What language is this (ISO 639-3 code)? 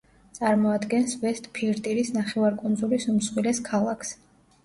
kat